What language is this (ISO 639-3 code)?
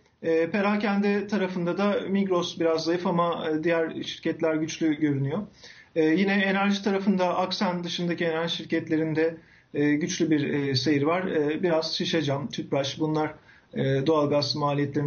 tur